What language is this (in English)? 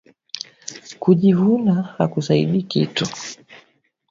Swahili